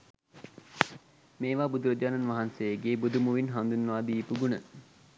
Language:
Sinhala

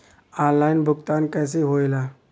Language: Bhojpuri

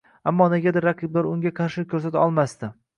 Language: Uzbek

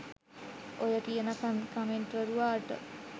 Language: Sinhala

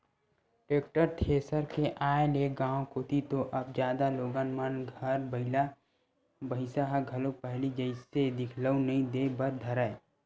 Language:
Chhattisgarhi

